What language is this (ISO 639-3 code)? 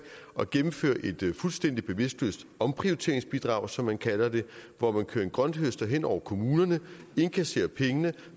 dan